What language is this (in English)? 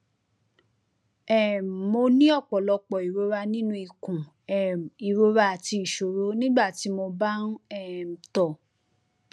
Yoruba